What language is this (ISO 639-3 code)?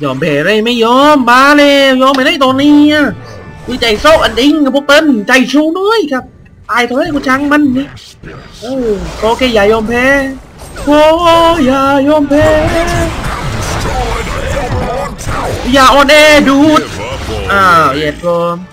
tha